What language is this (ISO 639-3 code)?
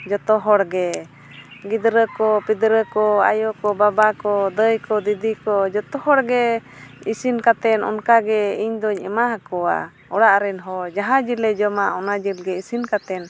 sat